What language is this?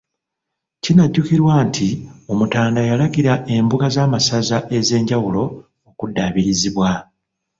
Ganda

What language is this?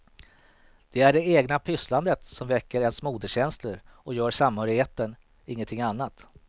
Swedish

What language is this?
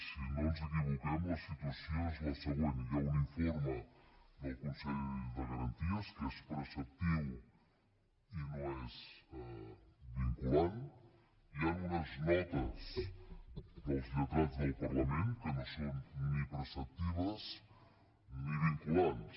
Catalan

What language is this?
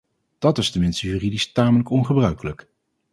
Dutch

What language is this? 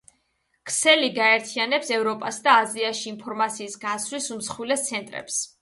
Georgian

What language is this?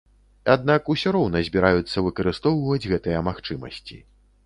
Belarusian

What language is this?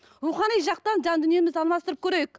Kazakh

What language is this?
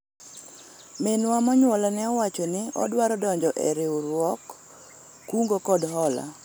Luo (Kenya and Tanzania)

